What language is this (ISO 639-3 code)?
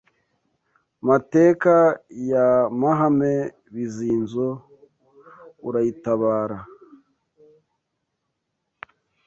kin